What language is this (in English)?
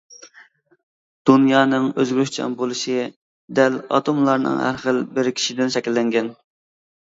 Uyghur